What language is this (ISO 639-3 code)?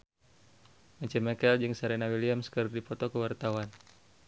sun